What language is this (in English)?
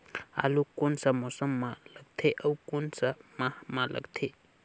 Chhattisgarhi